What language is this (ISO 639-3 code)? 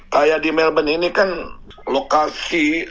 ind